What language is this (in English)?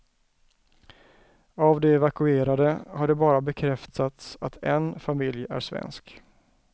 Swedish